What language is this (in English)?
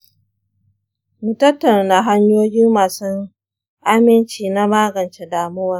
Hausa